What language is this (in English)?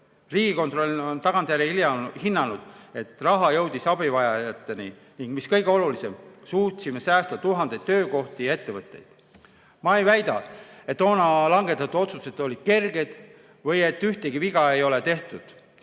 Estonian